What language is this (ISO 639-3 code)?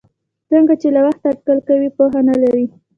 pus